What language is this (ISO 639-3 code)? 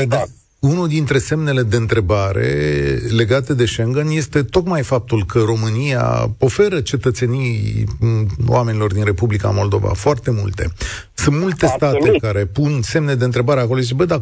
ron